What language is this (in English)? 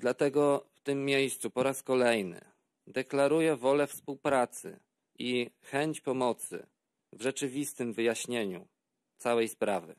Polish